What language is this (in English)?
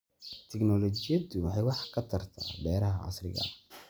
Somali